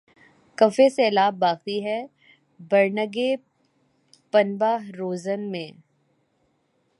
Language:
Urdu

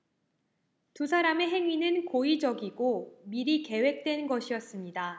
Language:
Korean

